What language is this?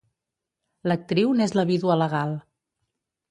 Catalan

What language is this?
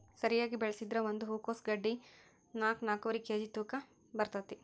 Kannada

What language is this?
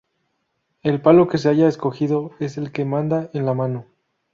Spanish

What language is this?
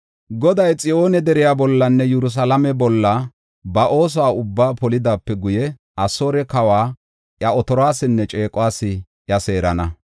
Gofa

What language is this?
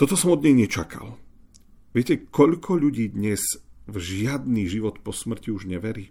Slovak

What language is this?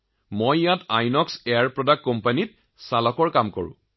Assamese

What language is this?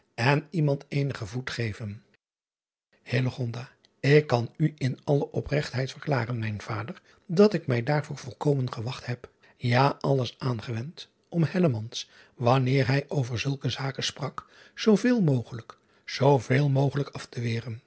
Dutch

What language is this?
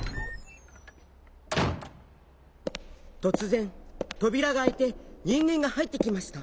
Japanese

